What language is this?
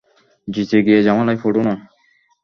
Bangla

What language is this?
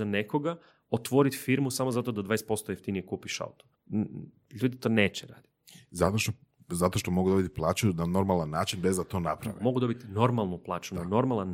Croatian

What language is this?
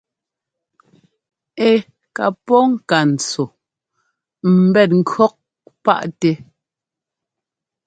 Ngomba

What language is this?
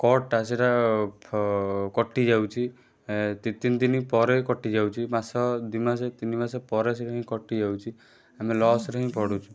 Odia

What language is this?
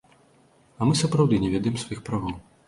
Belarusian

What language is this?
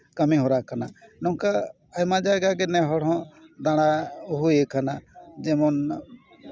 Santali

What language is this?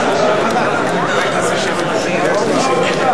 Hebrew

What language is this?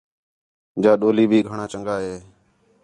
Khetrani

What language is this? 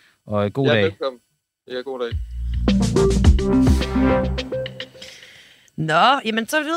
Danish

